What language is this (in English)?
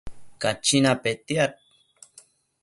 Matsés